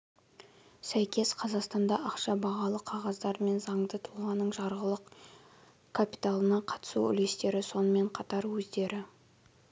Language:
Kazakh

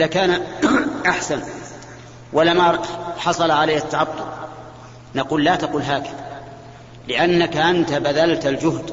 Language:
Arabic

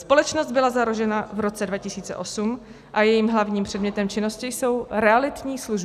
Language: Czech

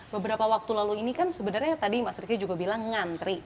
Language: Indonesian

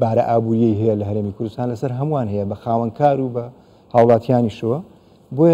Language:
Arabic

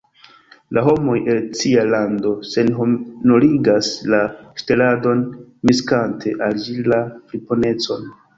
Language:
Esperanto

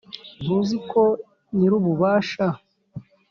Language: Kinyarwanda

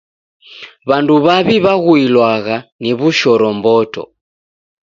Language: Taita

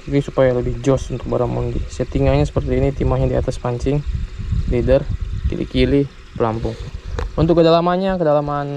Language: Indonesian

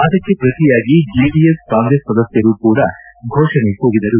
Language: Kannada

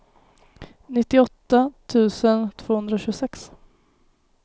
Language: Swedish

